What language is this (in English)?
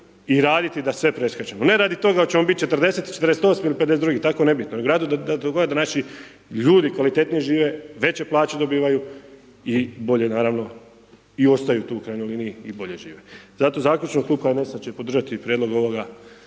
Croatian